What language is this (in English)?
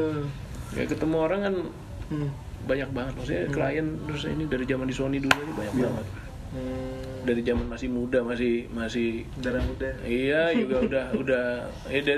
Indonesian